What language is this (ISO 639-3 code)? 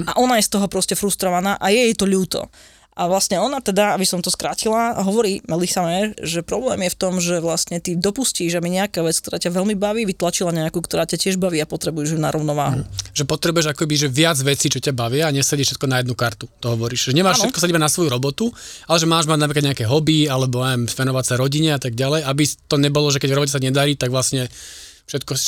slk